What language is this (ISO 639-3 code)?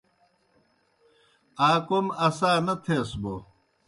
plk